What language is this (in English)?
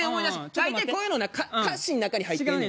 Japanese